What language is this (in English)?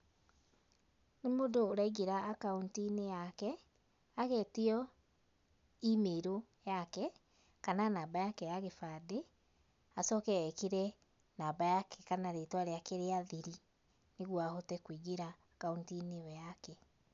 Kikuyu